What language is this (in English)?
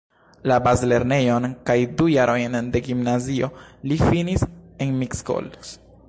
Esperanto